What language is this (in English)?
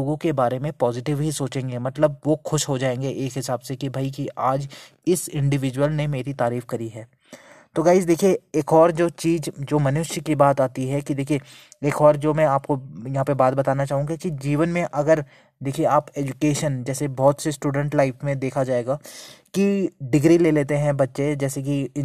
Hindi